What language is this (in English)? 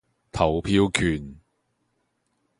Cantonese